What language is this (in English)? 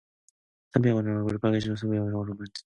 Korean